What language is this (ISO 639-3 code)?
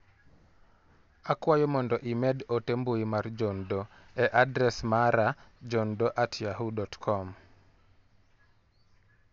luo